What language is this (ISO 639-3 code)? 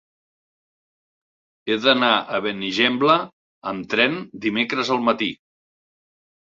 cat